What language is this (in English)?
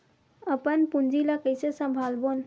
Chhattisgarhi